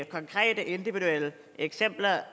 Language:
Danish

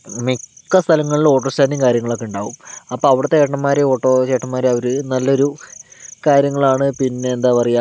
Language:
Malayalam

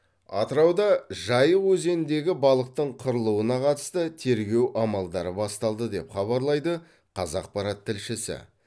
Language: Kazakh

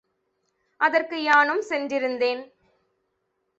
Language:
Tamil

